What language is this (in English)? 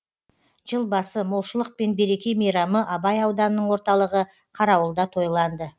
Kazakh